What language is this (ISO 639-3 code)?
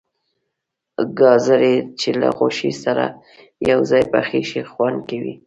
pus